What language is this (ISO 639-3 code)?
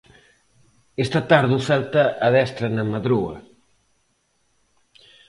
glg